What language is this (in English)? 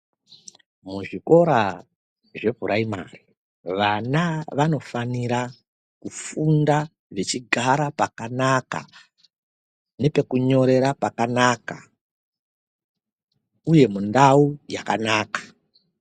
Ndau